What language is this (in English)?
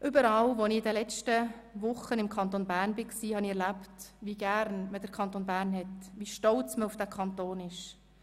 Swiss German